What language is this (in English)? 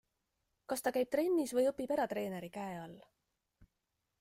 Estonian